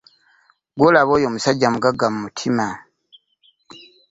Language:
Ganda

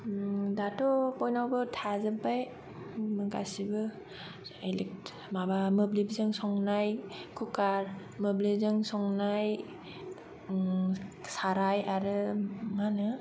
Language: Bodo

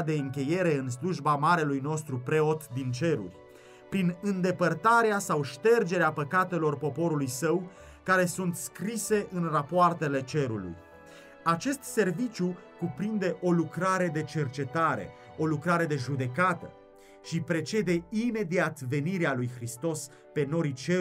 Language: Romanian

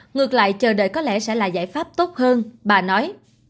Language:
Vietnamese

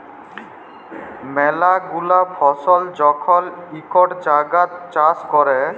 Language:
Bangla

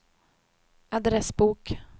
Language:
Swedish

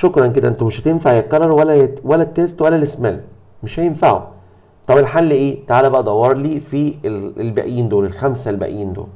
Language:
Arabic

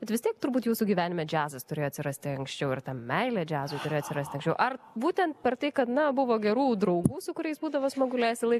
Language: Lithuanian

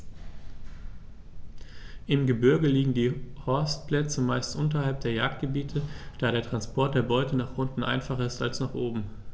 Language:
German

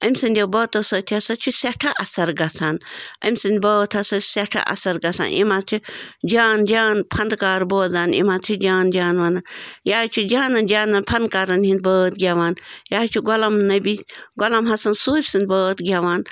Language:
Kashmiri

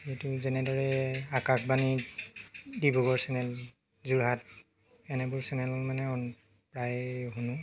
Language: Assamese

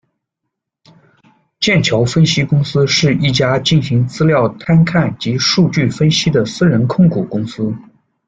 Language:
Chinese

